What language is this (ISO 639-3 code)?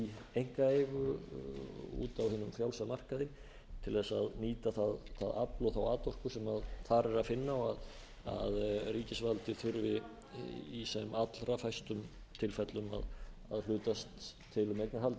isl